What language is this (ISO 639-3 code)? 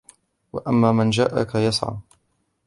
ara